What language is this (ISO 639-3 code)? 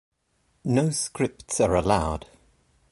eng